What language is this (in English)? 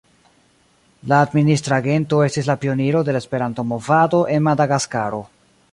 Esperanto